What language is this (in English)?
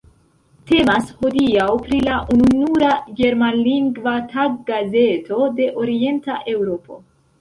Esperanto